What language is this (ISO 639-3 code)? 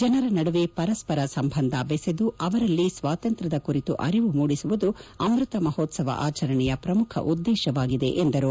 kan